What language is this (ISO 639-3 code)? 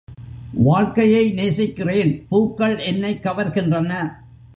tam